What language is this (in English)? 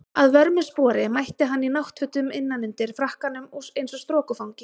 Icelandic